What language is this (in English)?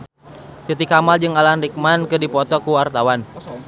Sundanese